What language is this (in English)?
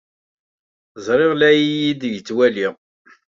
Kabyle